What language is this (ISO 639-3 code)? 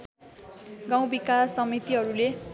nep